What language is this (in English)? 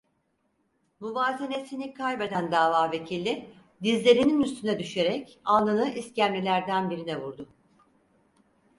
Turkish